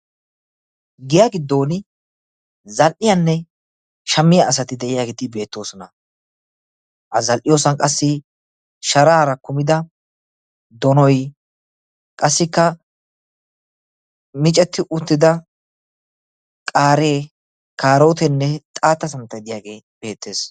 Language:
Wolaytta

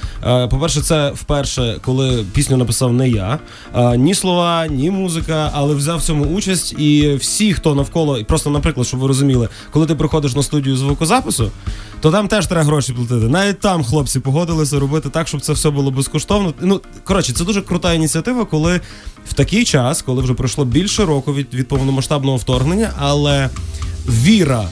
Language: Ukrainian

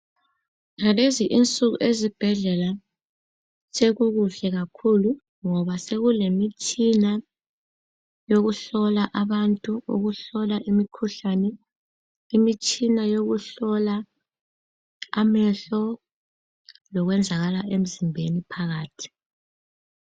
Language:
North Ndebele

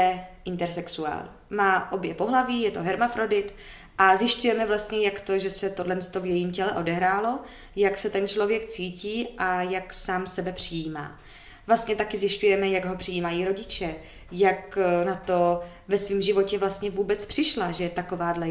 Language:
Czech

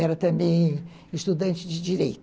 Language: Portuguese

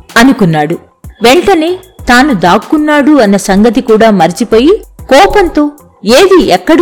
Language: Telugu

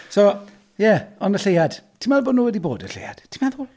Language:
Welsh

